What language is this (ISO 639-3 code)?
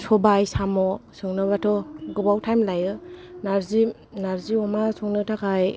brx